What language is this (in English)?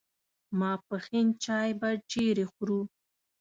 Pashto